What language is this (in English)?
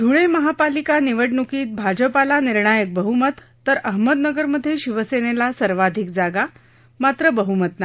Marathi